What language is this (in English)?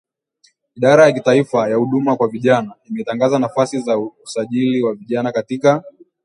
Swahili